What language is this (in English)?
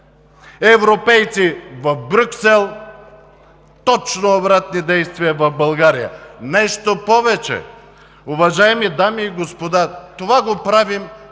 Bulgarian